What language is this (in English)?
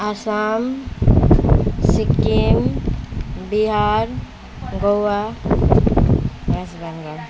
Nepali